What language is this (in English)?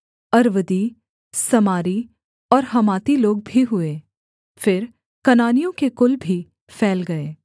Hindi